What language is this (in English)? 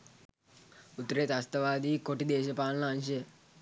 Sinhala